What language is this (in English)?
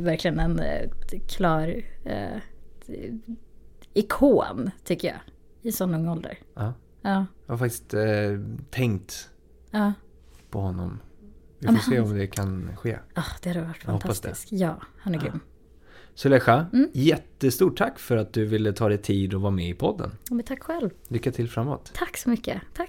Swedish